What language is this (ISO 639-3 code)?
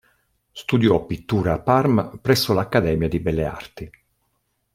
ita